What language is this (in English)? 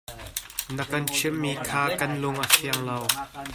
Hakha Chin